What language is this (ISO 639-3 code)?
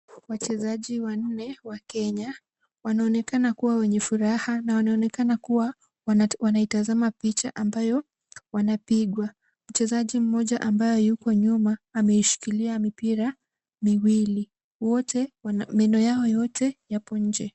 swa